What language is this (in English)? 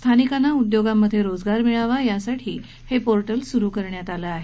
Marathi